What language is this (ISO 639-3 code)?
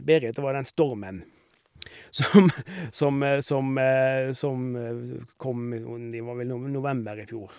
nor